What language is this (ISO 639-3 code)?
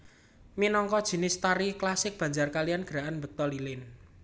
jav